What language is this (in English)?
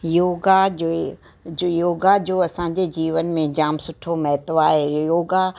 Sindhi